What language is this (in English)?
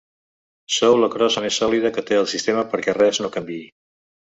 Catalan